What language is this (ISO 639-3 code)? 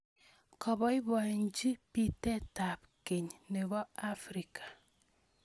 kln